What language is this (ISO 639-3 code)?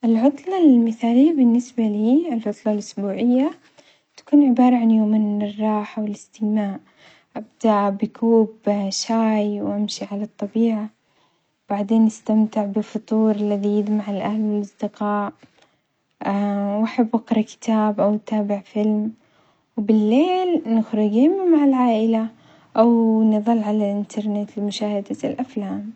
acx